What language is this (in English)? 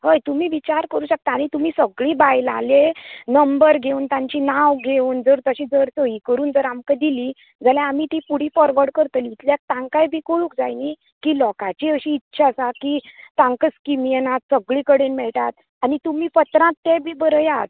Konkani